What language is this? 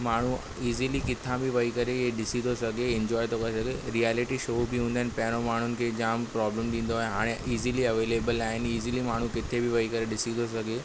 Sindhi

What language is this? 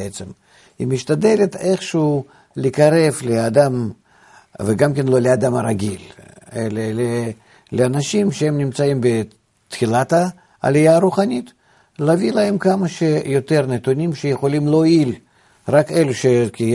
Hebrew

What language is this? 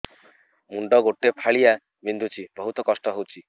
Odia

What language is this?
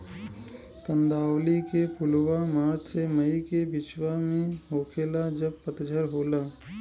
Bhojpuri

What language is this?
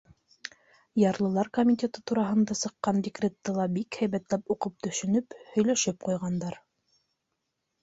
Bashkir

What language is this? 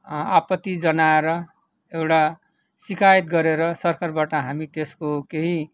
Nepali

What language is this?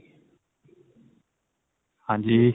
Punjabi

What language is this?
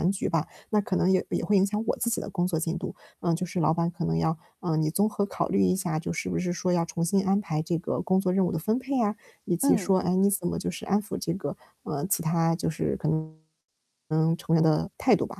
Chinese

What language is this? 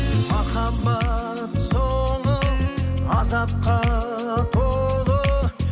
Kazakh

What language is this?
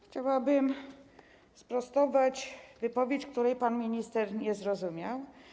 Polish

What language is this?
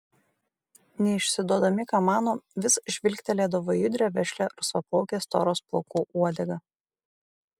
Lithuanian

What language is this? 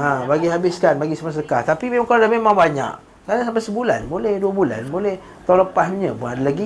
Malay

